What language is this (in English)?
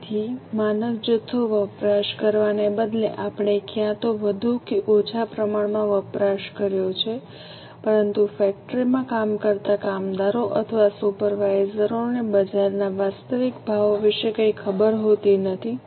Gujarati